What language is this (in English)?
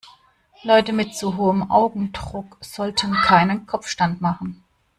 German